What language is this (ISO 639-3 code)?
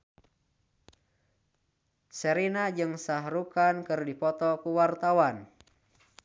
sun